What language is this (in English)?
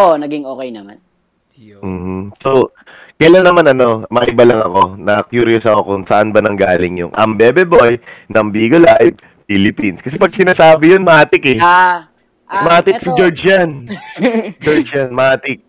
Filipino